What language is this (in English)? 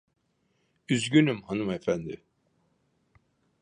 Turkish